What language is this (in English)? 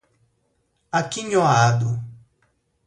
Portuguese